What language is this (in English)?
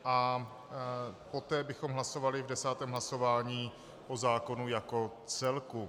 Czech